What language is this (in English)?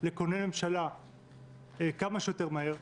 Hebrew